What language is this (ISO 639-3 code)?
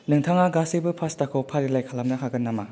brx